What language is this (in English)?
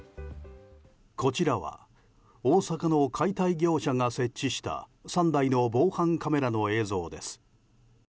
Japanese